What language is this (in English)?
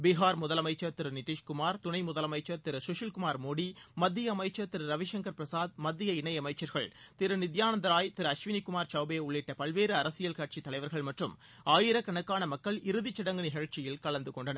Tamil